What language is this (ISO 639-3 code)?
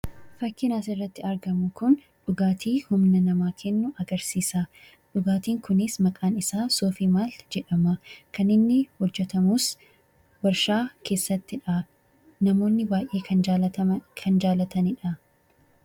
orm